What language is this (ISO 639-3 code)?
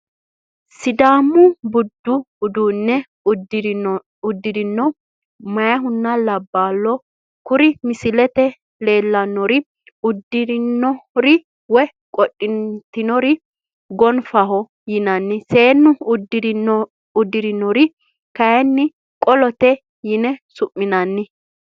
sid